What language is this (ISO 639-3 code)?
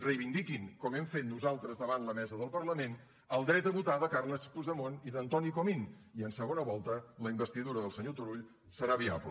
cat